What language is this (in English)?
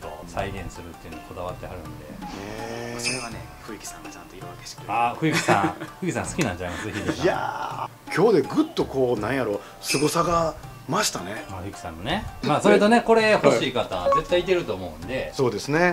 Japanese